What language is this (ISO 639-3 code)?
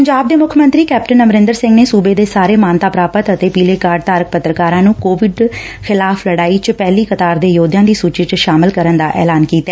pan